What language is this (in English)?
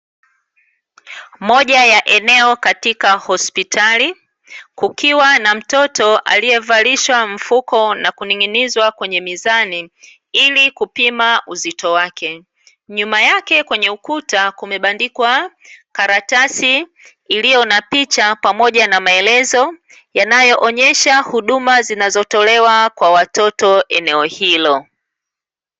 Swahili